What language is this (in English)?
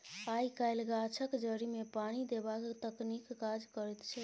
Maithili